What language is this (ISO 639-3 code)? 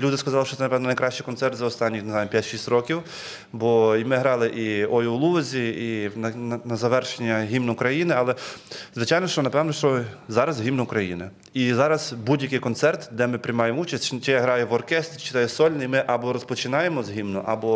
ukr